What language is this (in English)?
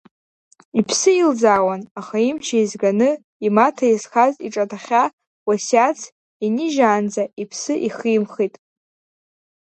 Abkhazian